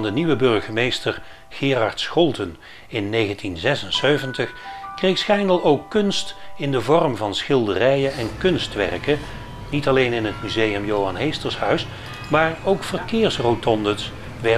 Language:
Dutch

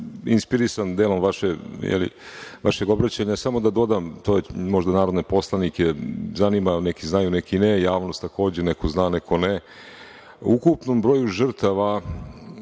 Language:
Serbian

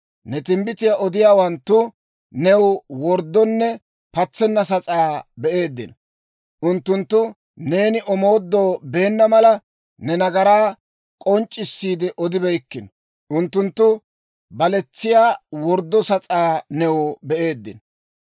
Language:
Dawro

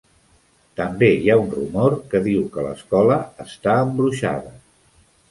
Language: Catalan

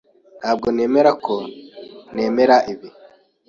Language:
Kinyarwanda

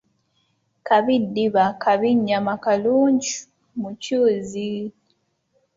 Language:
Ganda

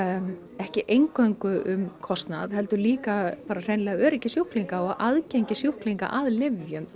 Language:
Icelandic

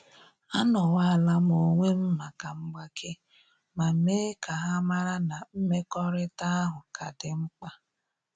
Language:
Igbo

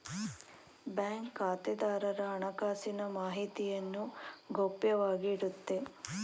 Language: Kannada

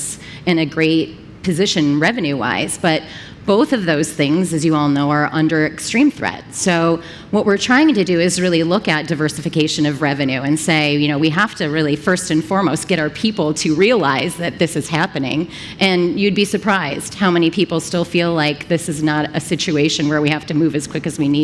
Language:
English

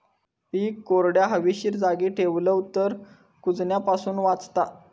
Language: Marathi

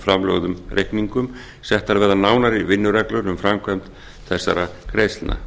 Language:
Icelandic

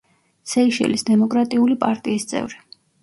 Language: Georgian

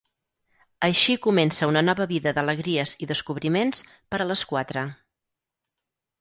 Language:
Catalan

